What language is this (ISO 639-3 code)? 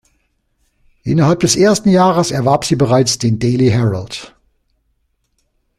deu